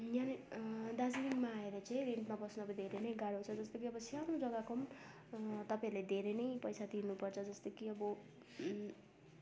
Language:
Nepali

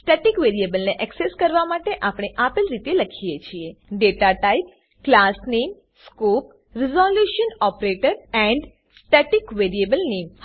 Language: Gujarati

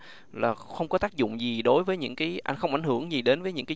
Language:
Vietnamese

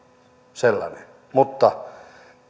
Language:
Finnish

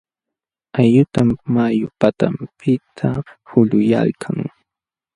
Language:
Jauja Wanca Quechua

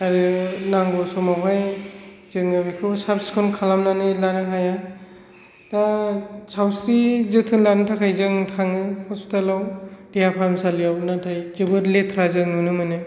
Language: Bodo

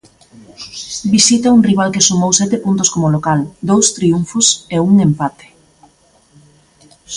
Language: Galician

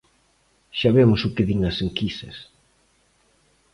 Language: Galician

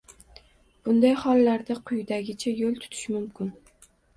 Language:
Uzbek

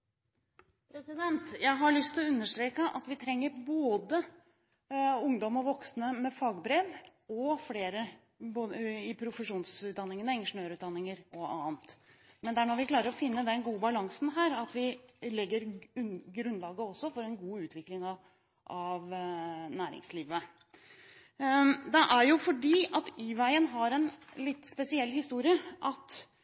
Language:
Norwegian Bokmål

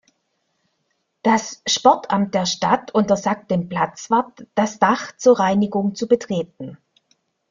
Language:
German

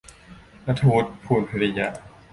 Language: Thai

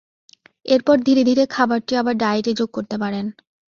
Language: Bangla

